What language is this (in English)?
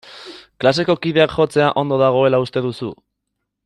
Basque